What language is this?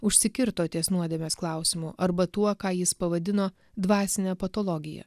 Lithuanian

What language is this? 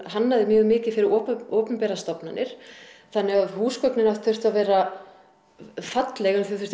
Icelandic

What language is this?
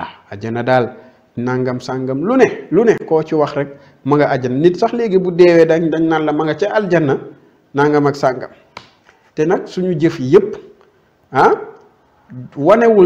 Arabic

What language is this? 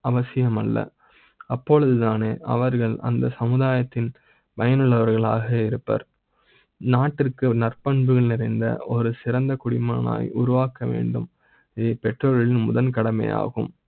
Tamil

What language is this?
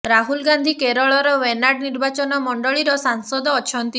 Odia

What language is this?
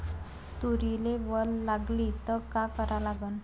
Marathi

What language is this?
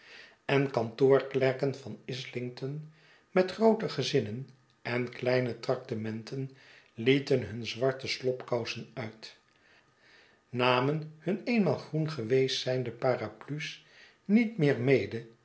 Dutch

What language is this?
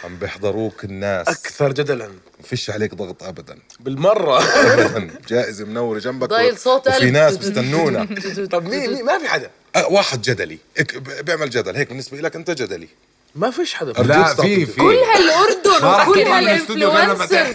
Arabic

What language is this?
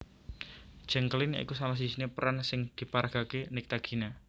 Javanese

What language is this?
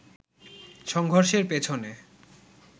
Bangla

